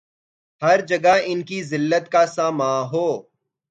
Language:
Urdu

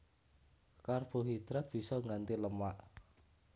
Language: Javanese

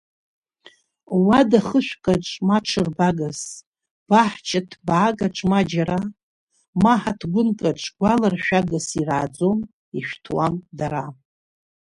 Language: Abkhazian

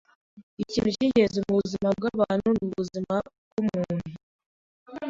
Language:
Kinyarwanda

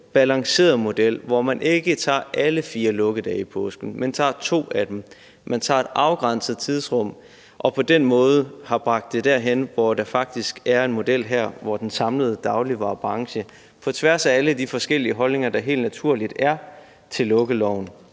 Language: Danish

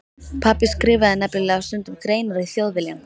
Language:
Icelandic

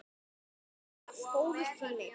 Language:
Icelandic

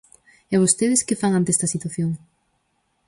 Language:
Galician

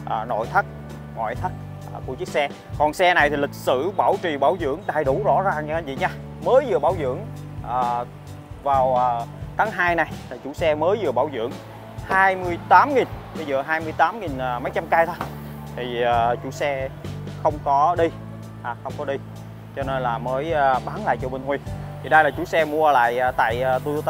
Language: Vietnamese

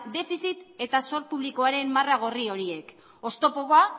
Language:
Basque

